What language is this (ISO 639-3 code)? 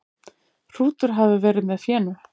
isl